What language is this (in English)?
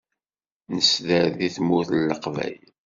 Kabyle